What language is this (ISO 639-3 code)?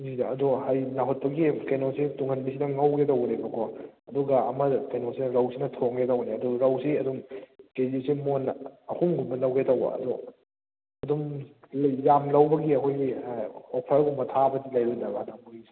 mni